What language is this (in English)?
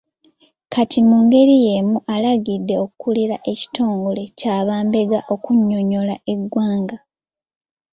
Ganda